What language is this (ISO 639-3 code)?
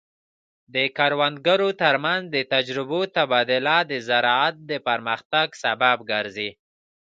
pus